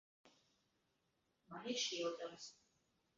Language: Latvian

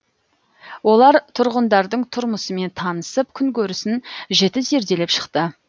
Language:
Kazakh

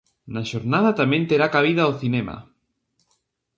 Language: Galician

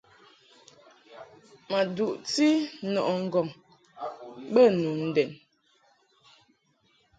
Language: Mungaka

